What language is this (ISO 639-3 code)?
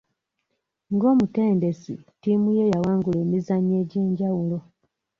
lug